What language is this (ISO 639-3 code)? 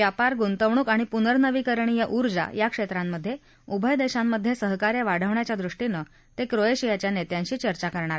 mar